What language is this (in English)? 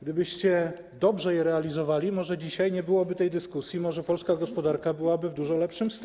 Polish